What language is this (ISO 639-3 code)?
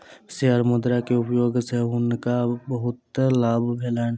mai